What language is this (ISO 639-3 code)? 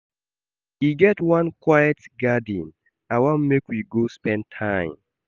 pcm